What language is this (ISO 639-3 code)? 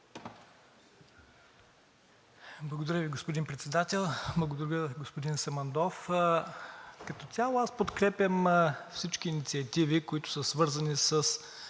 bul